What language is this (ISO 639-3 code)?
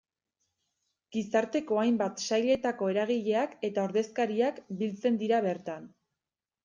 eus